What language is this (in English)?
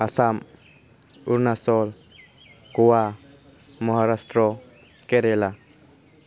Bodo